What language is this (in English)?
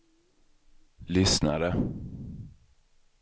Swedish